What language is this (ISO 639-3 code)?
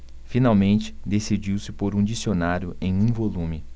por